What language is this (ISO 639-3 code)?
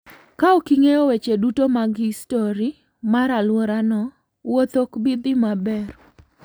luo